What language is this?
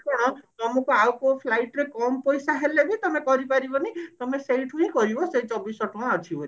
Odia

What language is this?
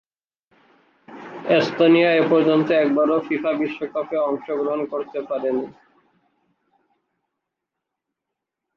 Bangla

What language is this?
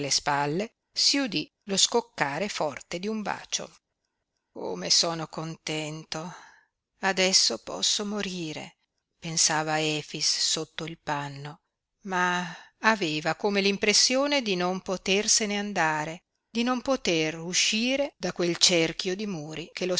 Italian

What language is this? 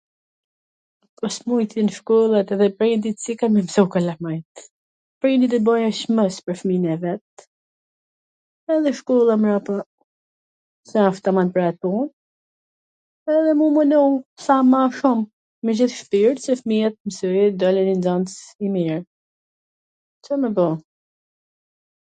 Gheg Albanian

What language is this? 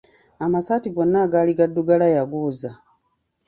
Ganda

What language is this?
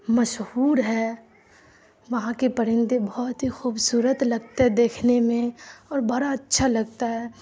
Urdu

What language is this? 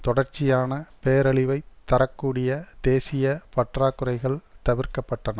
Tamil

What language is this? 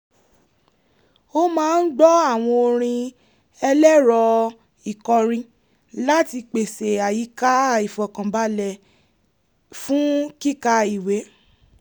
Yoruba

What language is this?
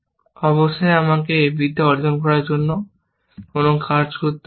Bangla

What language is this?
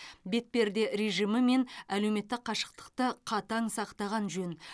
Kazakh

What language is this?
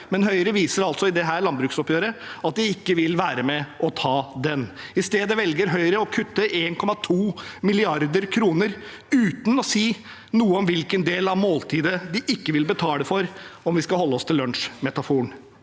Norwegian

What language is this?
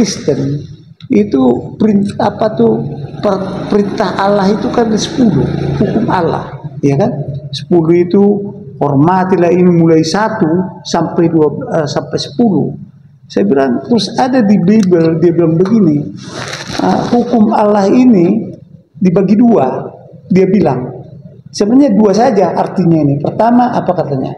Indonesian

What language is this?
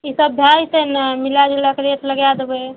Maithili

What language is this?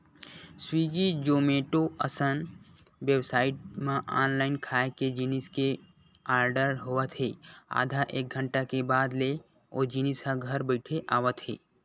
Chhattisgarhi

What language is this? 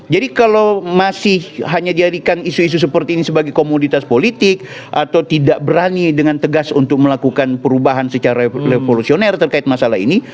Indonesian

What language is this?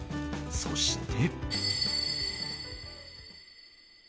Japanese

